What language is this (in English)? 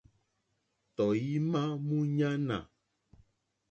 Mokpwe